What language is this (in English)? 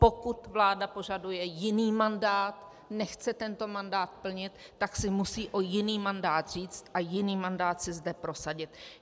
Czech